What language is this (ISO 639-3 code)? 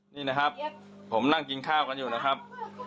tha